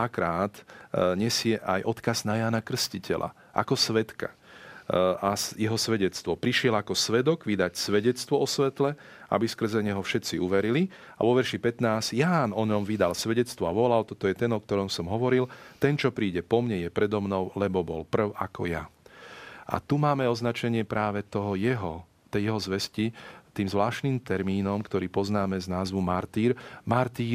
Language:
Slovak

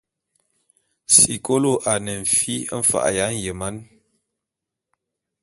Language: Bulu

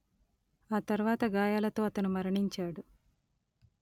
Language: Telugu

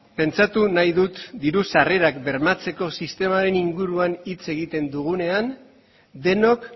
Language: Basque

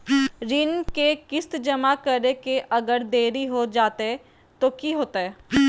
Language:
Magahi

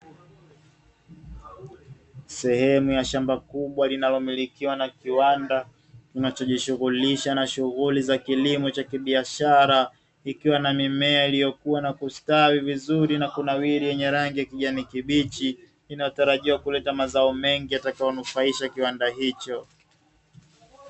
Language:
Swahili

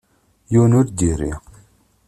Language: Kabyle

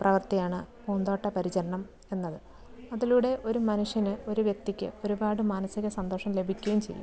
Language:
Malayalam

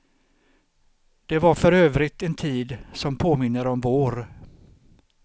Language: Swedish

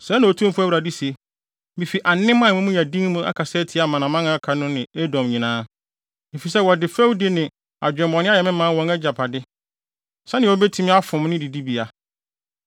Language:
Akan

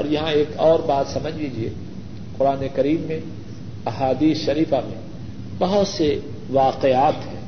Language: Urdu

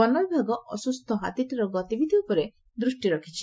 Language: Odia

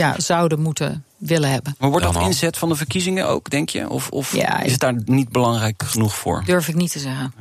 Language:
Dutch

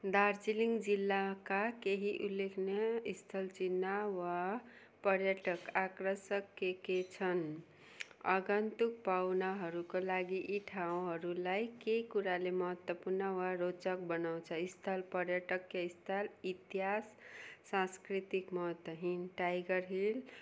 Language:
Nepali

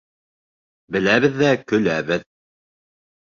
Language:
Bashkir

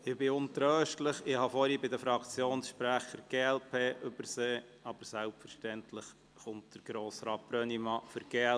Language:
Swiss German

